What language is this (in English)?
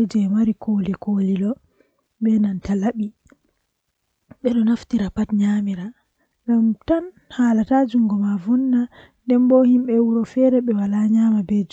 Western Niger Fulfulde